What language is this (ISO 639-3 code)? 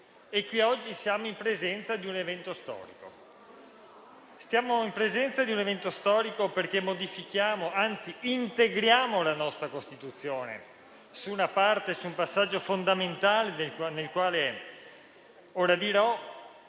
ita